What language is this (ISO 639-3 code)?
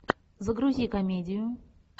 rus